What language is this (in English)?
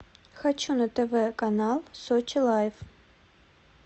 Russian